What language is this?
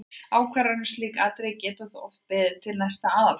Icelandic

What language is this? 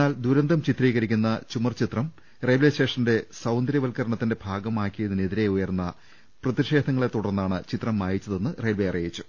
Malayalam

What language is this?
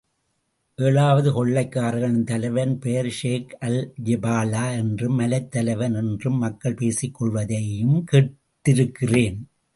Tamil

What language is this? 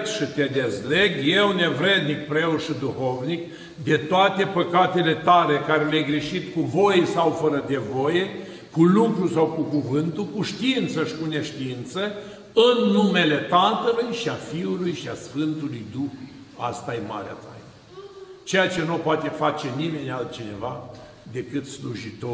Romanian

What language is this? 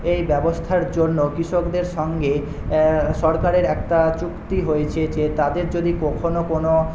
Bangla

